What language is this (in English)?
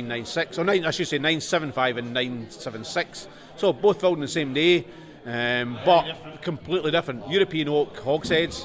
English